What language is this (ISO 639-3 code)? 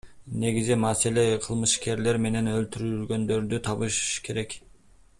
kir